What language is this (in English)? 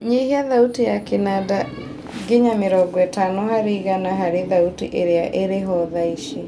Kikuyu